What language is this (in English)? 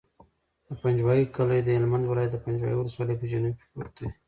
Pashto